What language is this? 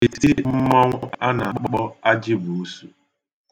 Igbo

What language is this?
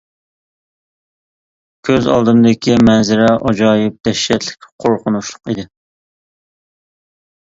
Uyghur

